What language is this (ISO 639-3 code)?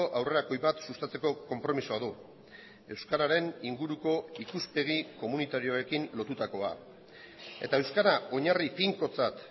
eus